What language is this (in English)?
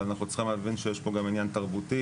Hebrew